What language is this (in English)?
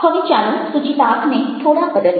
Gujarati